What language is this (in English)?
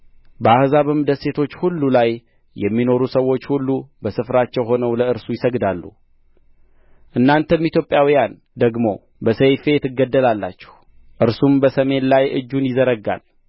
Amharic